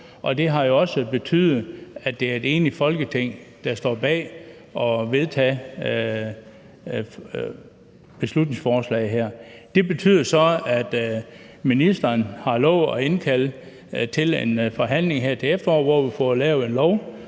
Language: Danish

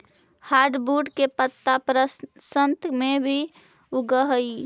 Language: Magahi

